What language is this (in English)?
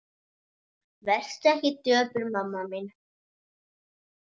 Icelandic